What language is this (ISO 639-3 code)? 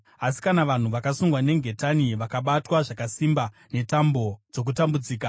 sna